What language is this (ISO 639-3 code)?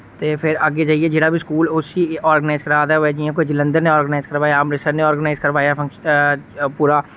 doi